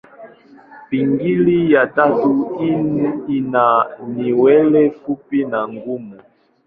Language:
Swahili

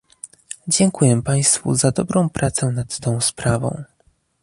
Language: Polish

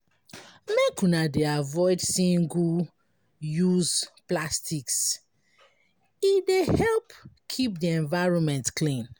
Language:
Nigerian Pidgin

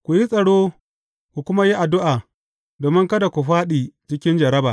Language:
Hausa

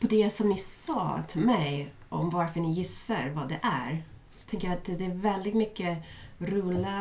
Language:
Swedish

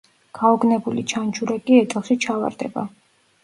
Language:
Georgian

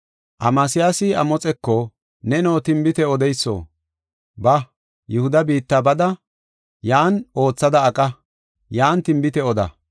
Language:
Gofa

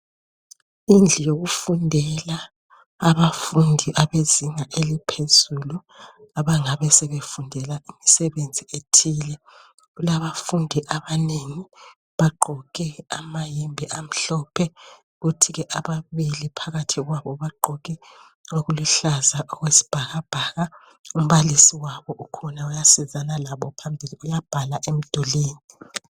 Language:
North Ndebele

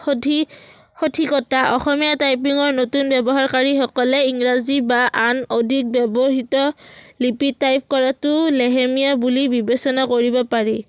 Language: Assamese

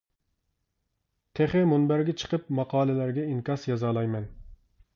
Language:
Uyghur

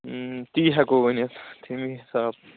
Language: Kashmiri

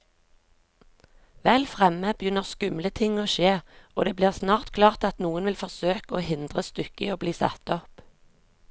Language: Norwegian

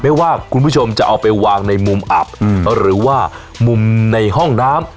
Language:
Thai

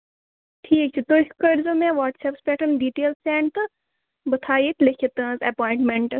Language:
Kashmiri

